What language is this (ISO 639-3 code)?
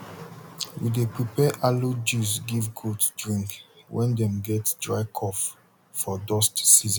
pcm